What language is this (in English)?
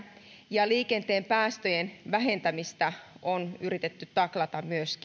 Finnish